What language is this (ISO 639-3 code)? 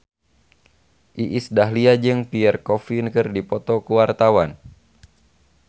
sun